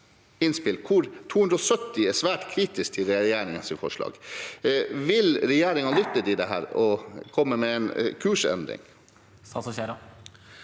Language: Norwegian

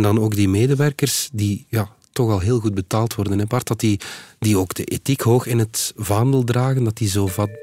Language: Dutch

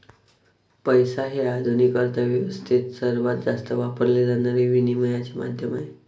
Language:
Marathi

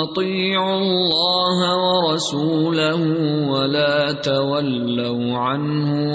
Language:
Urdu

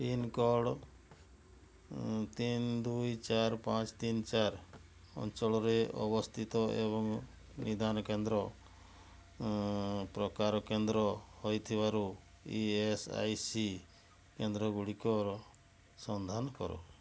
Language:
Odia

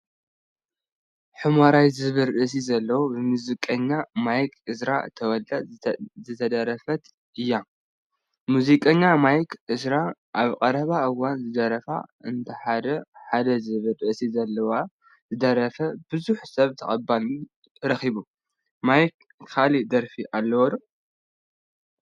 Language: Tigrinya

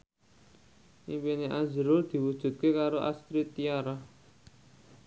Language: Javanese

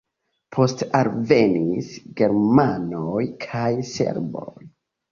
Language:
Esperanto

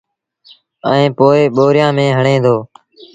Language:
Sindhi Bhil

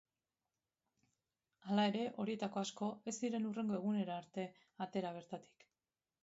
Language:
Basque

